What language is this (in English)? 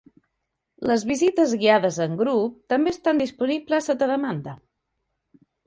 Catalan